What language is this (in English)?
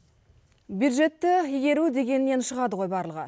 Kazakh